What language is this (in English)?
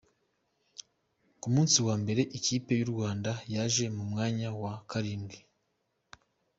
Kinyarwanda